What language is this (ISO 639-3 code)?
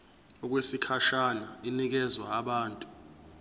zul